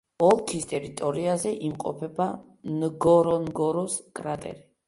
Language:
Georgian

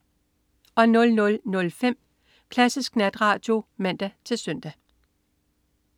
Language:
Danish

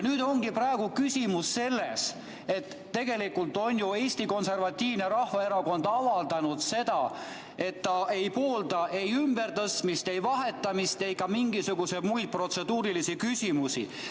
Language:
Estonian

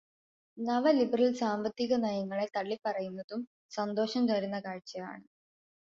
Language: Malayalam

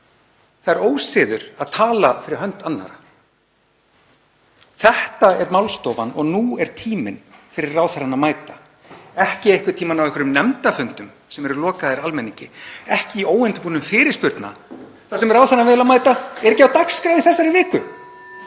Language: Icelandic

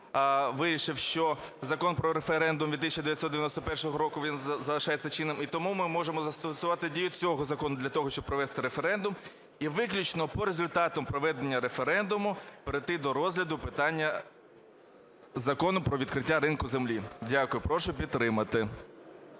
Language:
Ukrainian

